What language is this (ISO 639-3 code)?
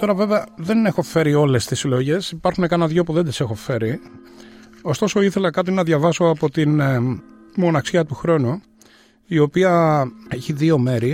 ell